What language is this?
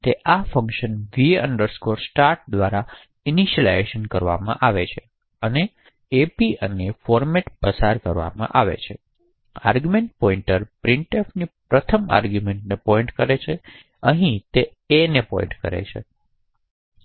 Gujarati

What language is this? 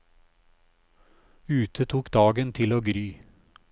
Norwegian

